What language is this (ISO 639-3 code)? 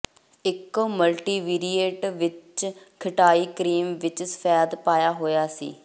pan